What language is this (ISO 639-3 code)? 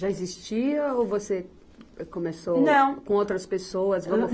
por